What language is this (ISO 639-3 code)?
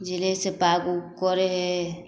mai